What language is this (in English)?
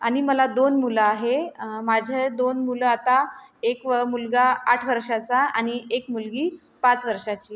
Marathi